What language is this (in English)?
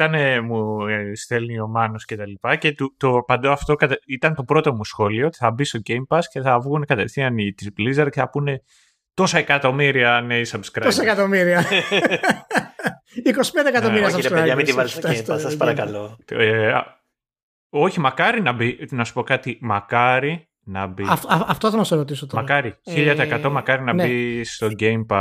Greek